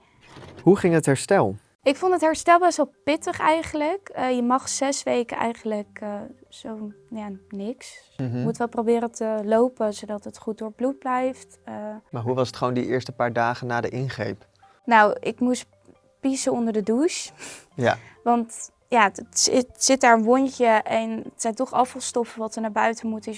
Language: Dutch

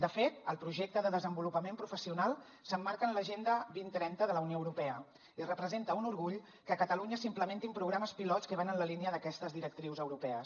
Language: Catalan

